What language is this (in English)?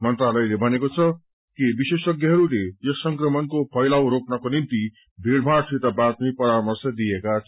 Nepali